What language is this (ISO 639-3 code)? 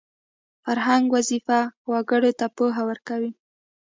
pus